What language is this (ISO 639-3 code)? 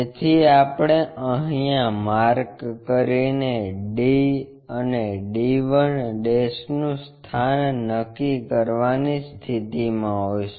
guj